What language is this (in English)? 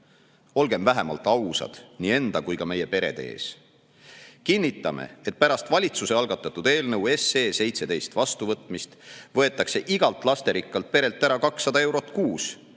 Estonian